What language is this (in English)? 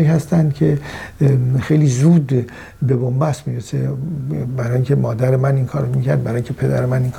Persian